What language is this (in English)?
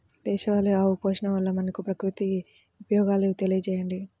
Telugu